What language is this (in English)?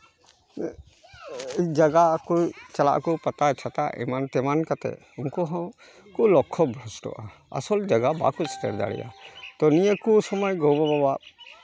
Santali